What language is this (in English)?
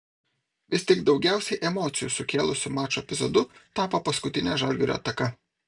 Lithuanian